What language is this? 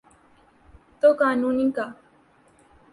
Urdu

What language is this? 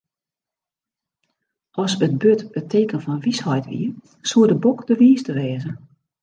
Western Frisian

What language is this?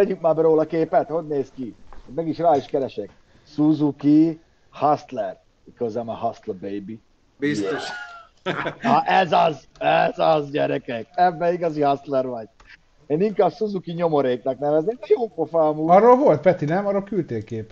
Hungarian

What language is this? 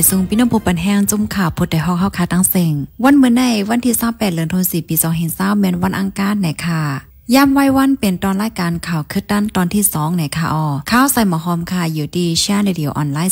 Thai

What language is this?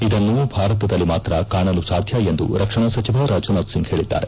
Kannada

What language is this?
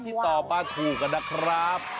Thai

